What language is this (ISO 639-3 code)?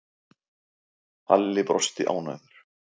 isl